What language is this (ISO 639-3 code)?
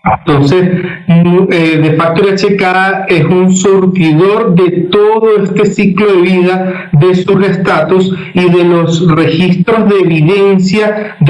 spa